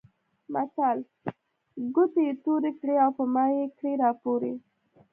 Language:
Pashto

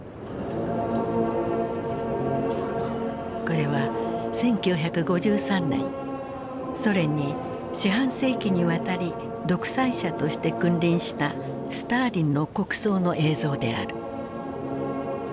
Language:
Japanese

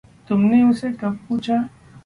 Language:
Hindi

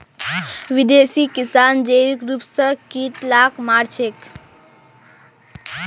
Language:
Magahi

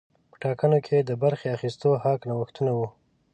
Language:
Pashto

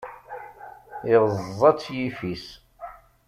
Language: Kabyle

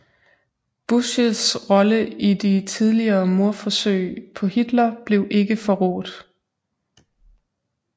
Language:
Danish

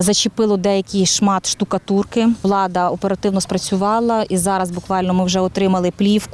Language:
Ukrainian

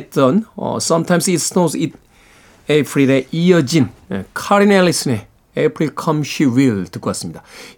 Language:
Korean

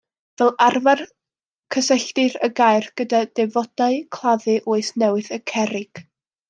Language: Welsh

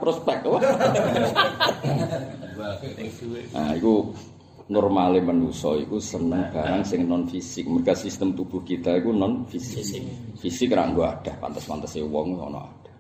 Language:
Indonesian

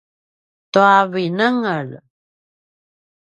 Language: Paiwan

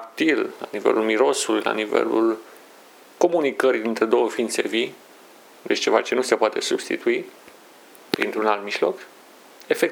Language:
Romanian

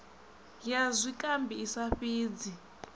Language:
Venda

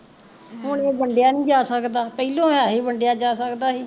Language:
Punjabi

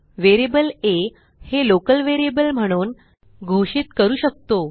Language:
Marathi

